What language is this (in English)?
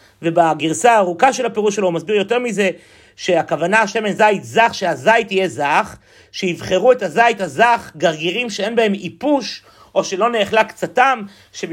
Hebrew